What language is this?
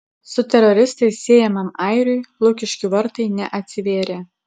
Lithuanian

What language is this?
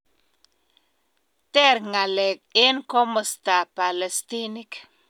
Kalenjin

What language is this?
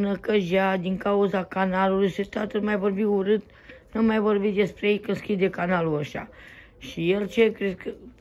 Romanian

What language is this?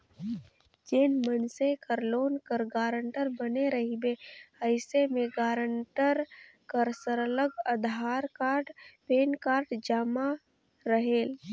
Chhattisgarhi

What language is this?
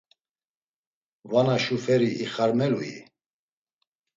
Laz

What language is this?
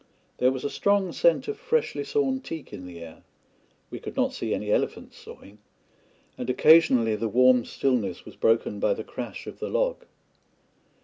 English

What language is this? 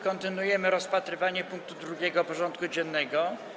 Polish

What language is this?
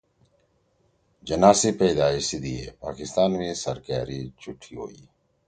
Torwali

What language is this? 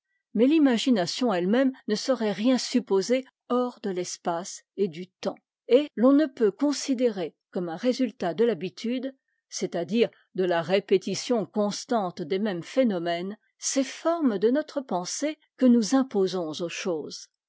French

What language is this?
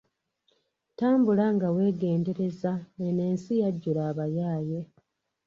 Ganda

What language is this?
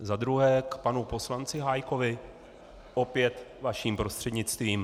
Czech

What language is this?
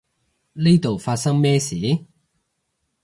Cantonese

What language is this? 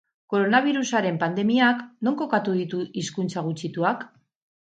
Basque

